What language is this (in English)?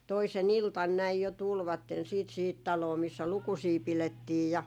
Finnish